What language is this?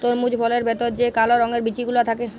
Bangla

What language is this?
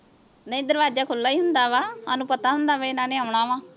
Punjabi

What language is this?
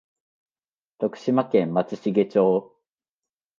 Japanese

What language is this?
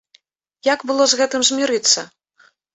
Belarusian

